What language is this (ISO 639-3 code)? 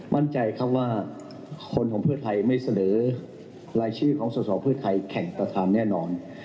tha